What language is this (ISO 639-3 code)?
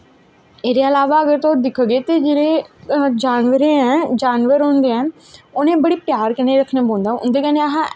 doi